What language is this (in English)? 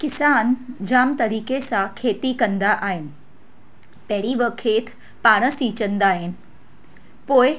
Sindhi